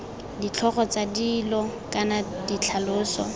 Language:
Tswana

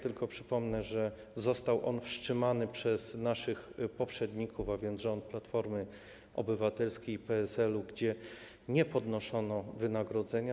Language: Polish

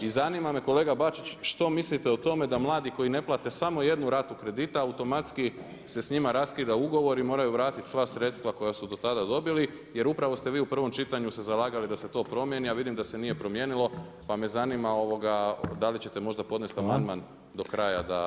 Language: Croatian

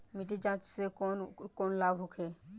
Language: Bhojpuri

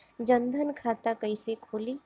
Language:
Bhojpuri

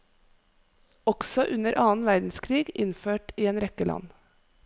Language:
Norwegian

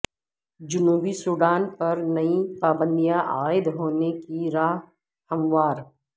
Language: Urdu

